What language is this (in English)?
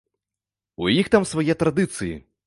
Belarusian